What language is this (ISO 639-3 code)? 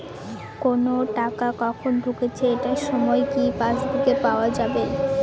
ben